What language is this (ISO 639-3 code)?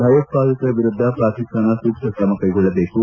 kan